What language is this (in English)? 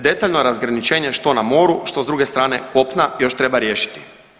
Croatian